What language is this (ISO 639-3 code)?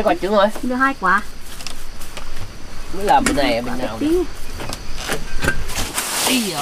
vie